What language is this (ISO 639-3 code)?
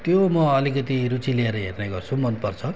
nep